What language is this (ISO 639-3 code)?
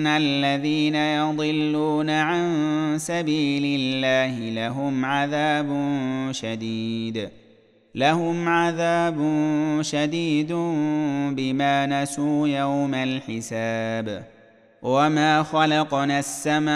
ara